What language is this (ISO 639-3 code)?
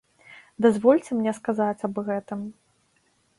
bel